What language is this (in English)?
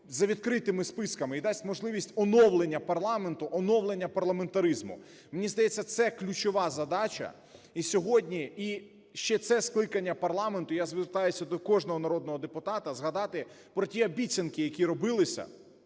Ukrainian